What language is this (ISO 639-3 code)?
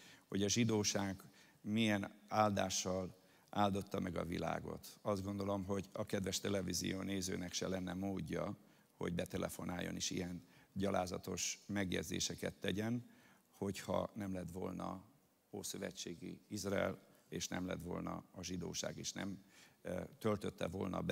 hun